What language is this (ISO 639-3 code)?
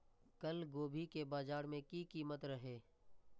mai